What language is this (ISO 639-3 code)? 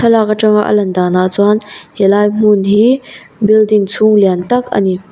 lus